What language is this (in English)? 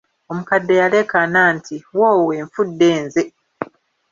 Ganda